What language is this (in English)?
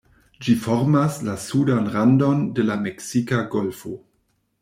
Esperanto